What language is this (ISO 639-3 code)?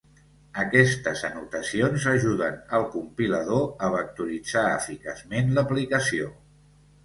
cat